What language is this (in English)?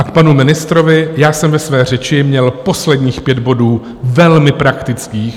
Czech